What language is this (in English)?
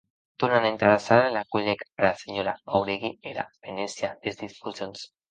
Occitan